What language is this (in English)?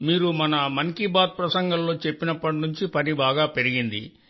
Telugu